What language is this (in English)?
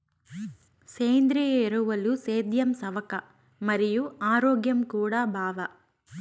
Telugu